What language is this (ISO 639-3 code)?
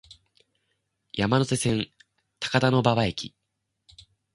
jpn